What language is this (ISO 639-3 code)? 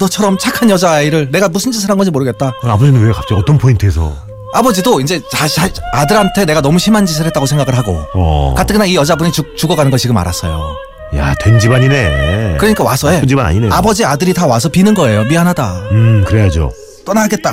kor